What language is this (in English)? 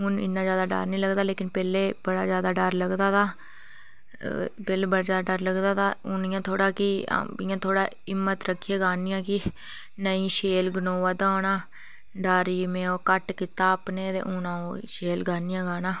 Dogri